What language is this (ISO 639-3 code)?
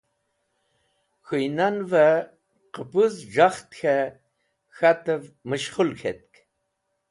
wbl